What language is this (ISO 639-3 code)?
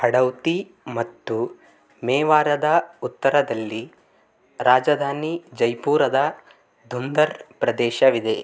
kan